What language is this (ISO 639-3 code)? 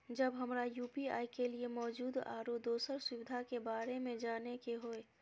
mai